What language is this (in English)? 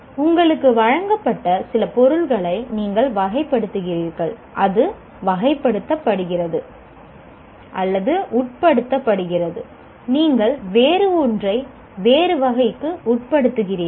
Tamil